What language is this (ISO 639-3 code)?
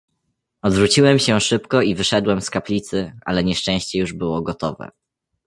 pol